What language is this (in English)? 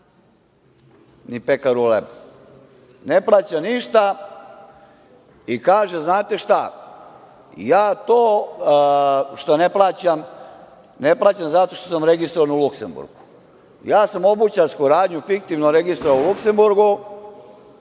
Serbian